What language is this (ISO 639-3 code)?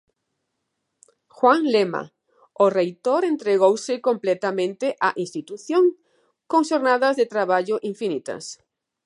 glg